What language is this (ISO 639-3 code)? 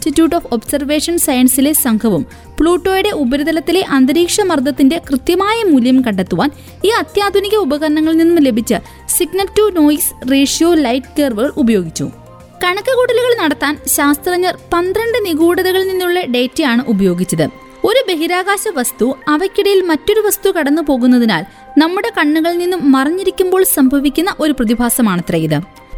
mal